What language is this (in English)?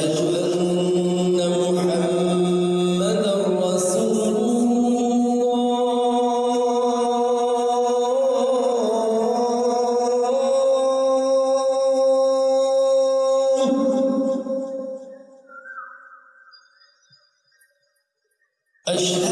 Arabic